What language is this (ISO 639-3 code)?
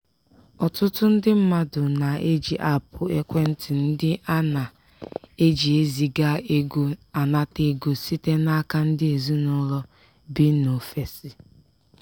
ibo